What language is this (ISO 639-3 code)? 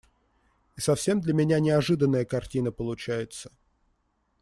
rus